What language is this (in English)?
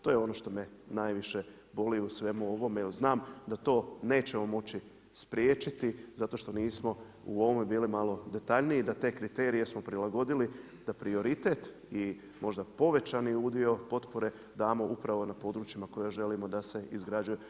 Croatian